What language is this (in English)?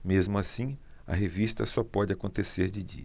Portuguese